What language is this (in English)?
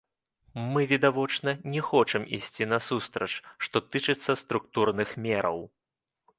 Belarusian